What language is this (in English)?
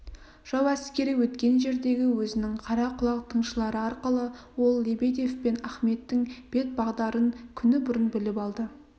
Kazakh